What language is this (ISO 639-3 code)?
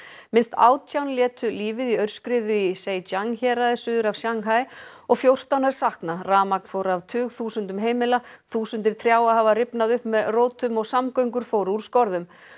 isl